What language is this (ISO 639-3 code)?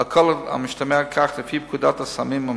heb